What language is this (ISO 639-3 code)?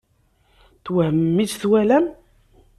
kab